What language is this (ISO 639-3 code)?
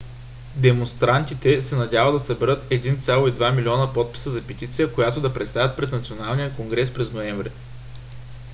bul